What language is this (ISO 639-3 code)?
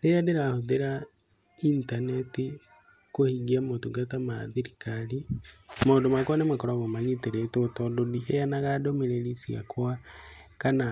kik